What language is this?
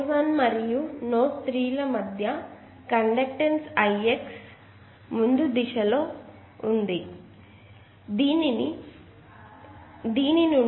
Telugu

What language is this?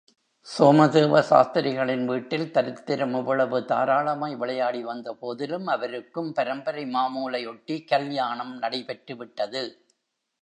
Tamil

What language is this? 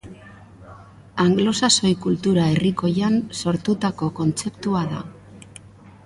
Basque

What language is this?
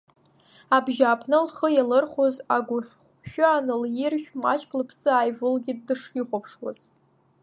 Abkhazian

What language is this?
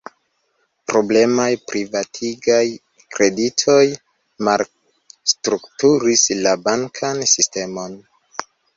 Esperanto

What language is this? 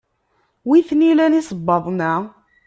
Kabyle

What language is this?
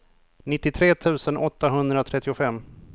Swedish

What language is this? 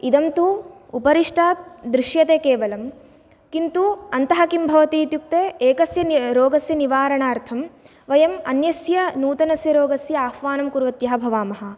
Sanskrit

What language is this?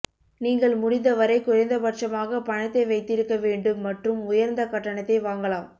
Tamil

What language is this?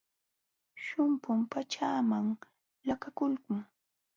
Jauja Wanca Quechua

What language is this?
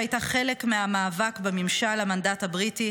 Hebrew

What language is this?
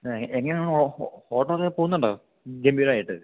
Malayalam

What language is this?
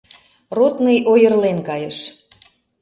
Mari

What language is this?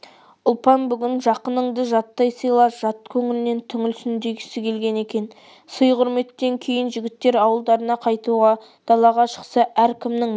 Kazakh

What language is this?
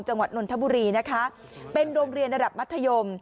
Thai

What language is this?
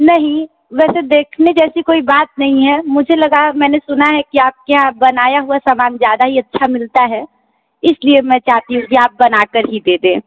Hindi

